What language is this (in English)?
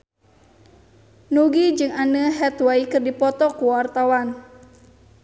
Sundanese